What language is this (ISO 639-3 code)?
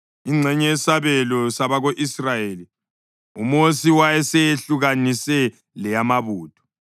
nde